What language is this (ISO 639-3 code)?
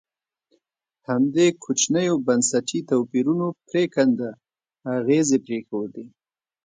pus